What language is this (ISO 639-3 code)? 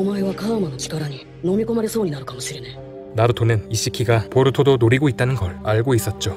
kor